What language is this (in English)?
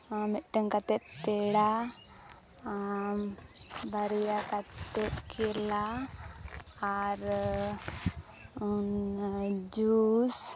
Santali